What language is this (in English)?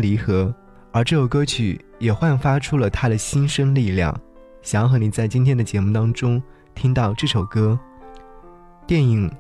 Chinese